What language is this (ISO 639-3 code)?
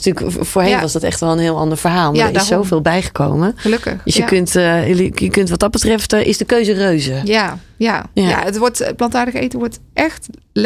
nld